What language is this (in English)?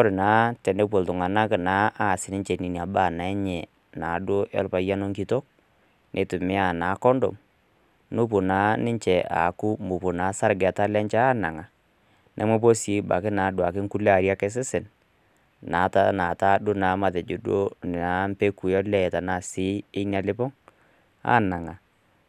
Masai